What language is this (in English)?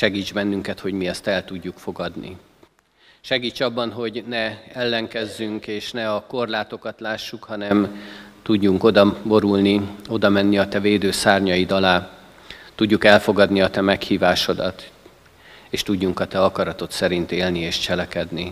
Hungarian